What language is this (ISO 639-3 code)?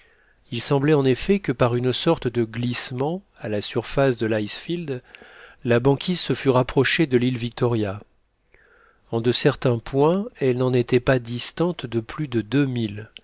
fra